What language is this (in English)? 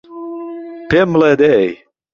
Central Kurdish